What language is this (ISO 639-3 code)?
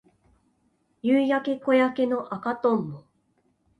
jpn